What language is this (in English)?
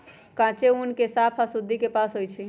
Magahi